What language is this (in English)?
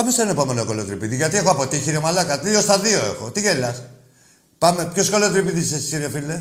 Greek